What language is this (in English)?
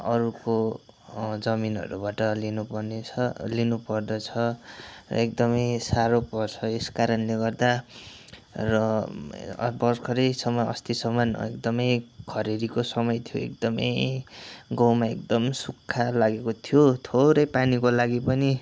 Nepali